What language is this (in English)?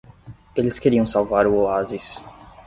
Portuguese